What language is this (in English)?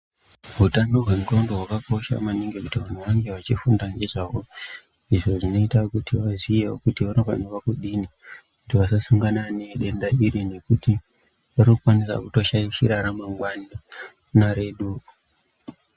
Ndau